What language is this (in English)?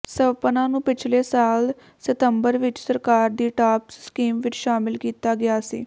Punjabi